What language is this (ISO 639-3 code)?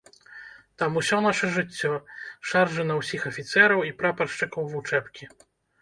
bel